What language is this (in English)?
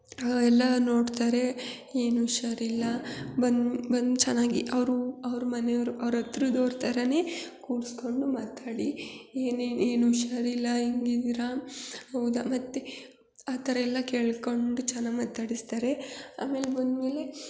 Kannada